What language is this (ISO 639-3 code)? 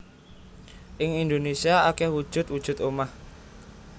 jav